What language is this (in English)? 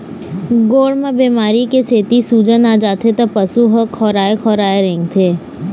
Chhattisgarhi